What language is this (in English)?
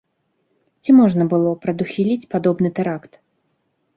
Belarusian